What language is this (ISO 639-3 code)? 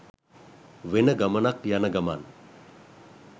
sin